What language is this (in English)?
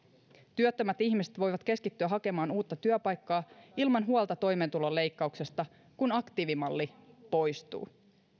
Finnish